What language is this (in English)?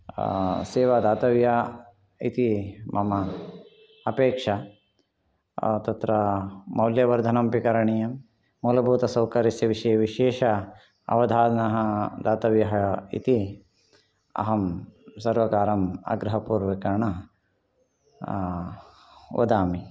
Sanskrit